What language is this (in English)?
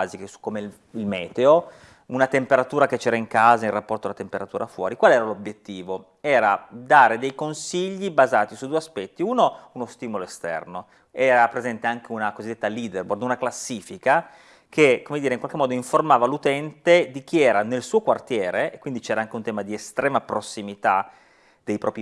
Italian